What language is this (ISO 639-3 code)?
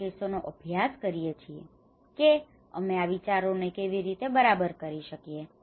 guj